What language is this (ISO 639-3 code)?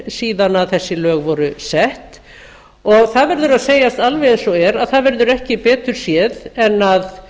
isl